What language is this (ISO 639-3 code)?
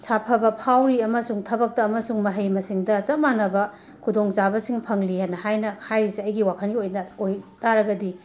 mni